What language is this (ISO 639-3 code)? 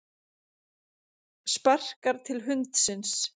isl